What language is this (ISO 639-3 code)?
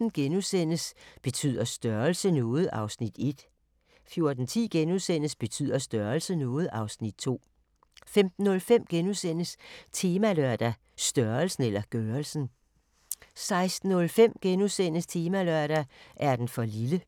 dan